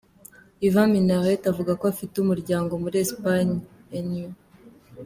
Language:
Kinyarwanda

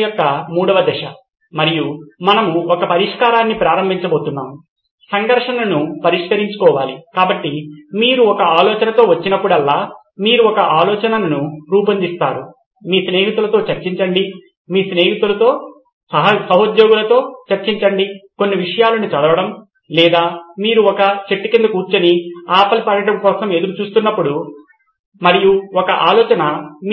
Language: Telugu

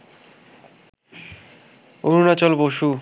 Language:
Bangla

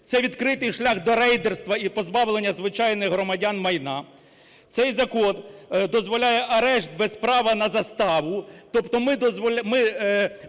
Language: Ukrainian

